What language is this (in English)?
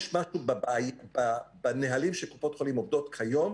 Hebrew